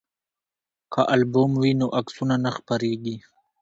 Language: Pashto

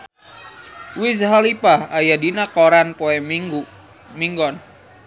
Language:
Sundanese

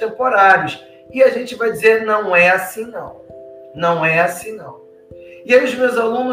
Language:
Portuguese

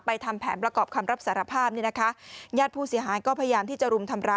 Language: Thai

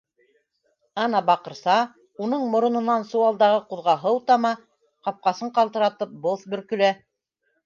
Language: Bashkir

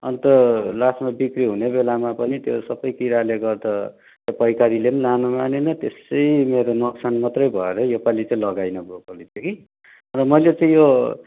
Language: Nepali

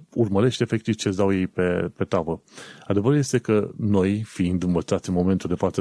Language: Romanian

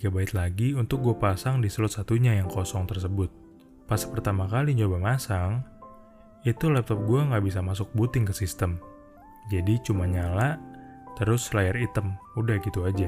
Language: Indonesian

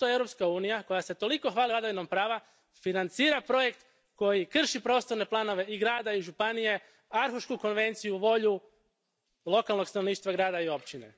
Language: Croatian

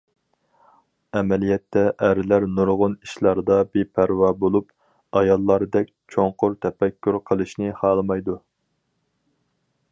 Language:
Uyghur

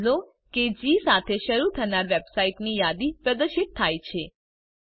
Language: Gujarati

